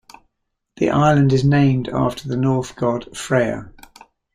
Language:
English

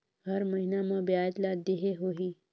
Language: Chhattisgarhi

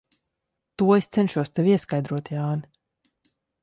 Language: Latvian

